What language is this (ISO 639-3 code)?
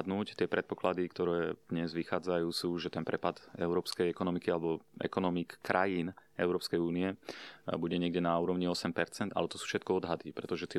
slk